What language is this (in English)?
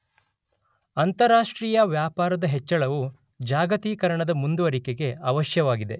Kannada